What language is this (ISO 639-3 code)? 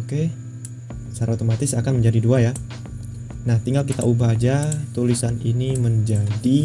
ind